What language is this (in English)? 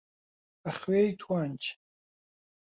Central Kurdish